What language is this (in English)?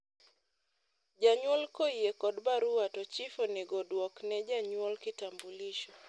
Luo (Kenya and Tanzania)